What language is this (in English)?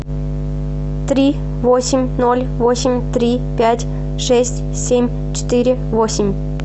Russian